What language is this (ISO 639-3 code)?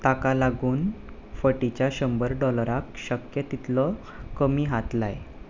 kok